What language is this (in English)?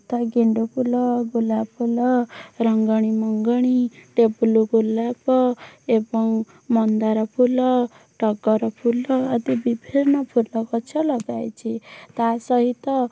Odia